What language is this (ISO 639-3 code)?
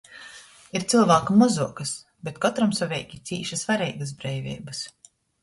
ltg